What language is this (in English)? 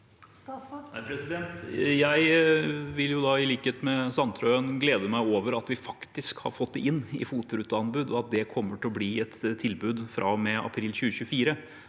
Norwegian